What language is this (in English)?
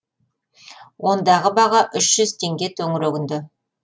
Kazakh